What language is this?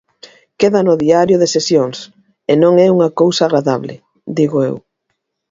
Galician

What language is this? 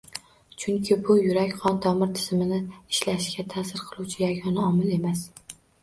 Uzbek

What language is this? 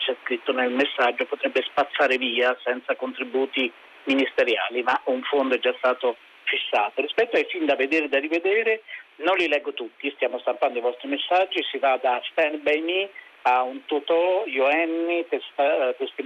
Italian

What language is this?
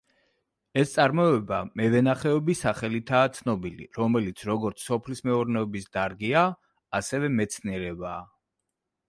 Georgian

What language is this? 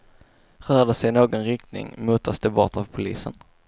Swedish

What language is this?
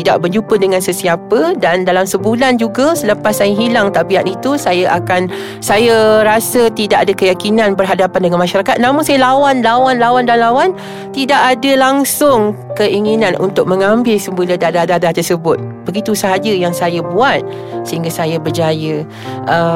Malay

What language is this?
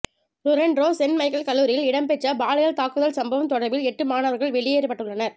Tamil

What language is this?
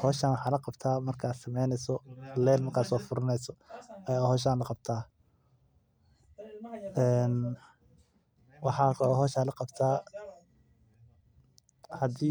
Somali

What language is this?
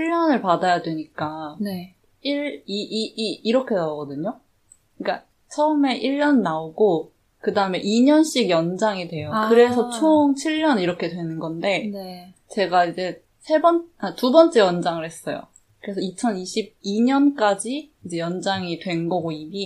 Korean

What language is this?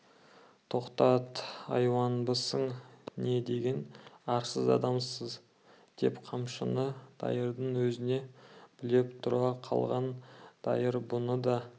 Kazakh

